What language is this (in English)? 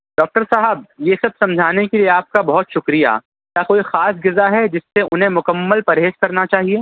Urdu